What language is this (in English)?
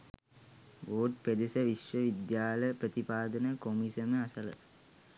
Sinhala